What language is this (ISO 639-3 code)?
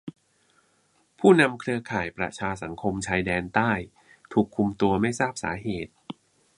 tha